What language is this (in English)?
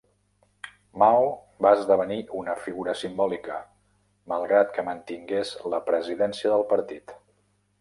Catalan